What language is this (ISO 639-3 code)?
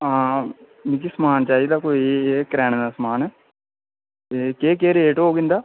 doi